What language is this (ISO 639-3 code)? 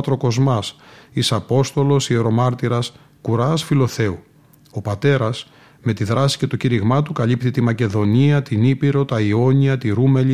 ell